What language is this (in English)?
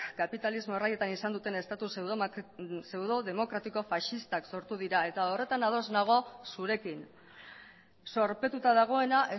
Basque